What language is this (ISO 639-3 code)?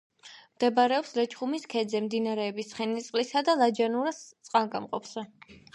kat